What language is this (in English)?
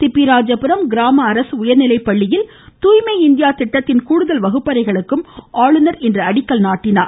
Tamil